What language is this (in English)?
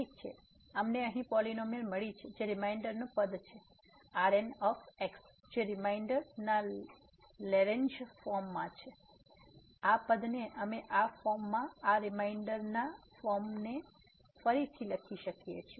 Gujarati